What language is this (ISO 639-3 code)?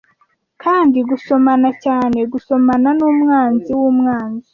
kin